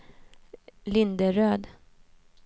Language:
Swedish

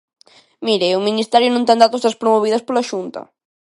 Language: Galician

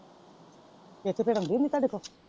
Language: Punjabi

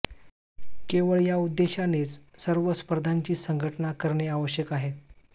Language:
Marathi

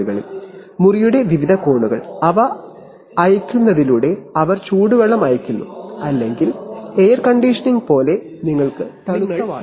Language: Malayalam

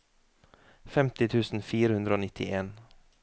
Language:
Norwegian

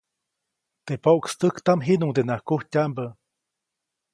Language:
Copainalá Zoque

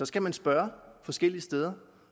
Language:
Danish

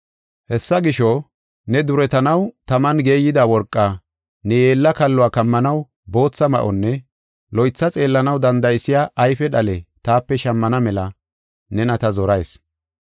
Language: Gofa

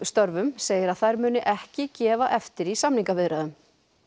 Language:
Icelandic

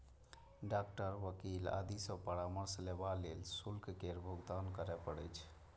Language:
Maithili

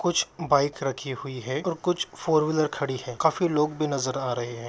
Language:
Magahi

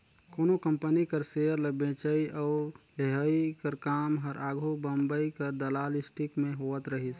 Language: Chhattisgarhi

